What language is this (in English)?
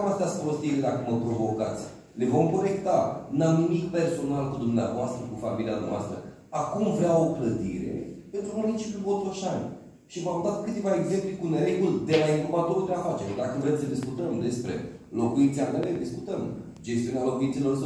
Romanian